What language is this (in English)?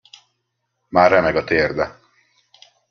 Hungarian